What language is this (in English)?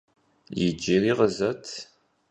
Kabardian